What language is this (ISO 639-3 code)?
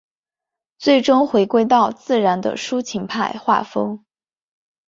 zho